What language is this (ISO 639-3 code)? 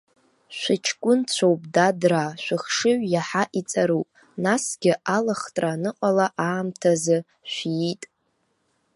abk